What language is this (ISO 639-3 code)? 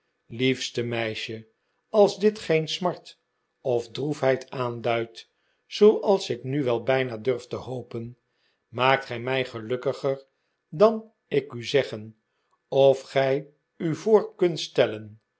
nld